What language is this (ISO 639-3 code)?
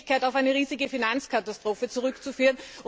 deu